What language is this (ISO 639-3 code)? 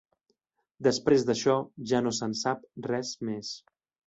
cat